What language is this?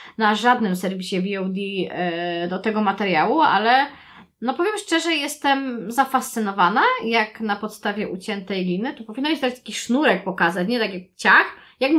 Polish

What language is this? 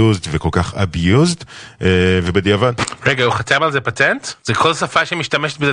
Hebrew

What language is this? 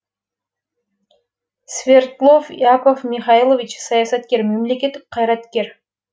Kazakh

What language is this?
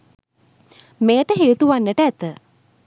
Sinhala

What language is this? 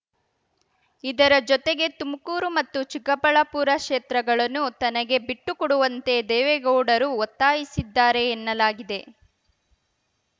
Kannada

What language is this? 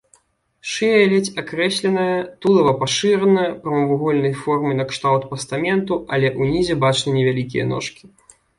Belarusian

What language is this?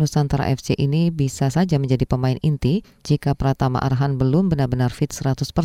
Indonesian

